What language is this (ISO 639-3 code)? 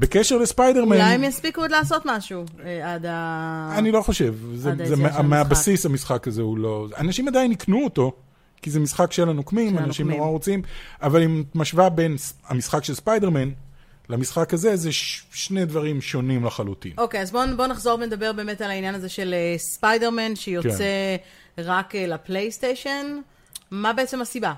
heb